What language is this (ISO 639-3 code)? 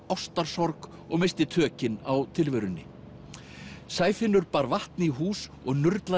isl